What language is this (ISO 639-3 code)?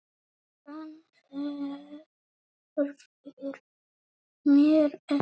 isl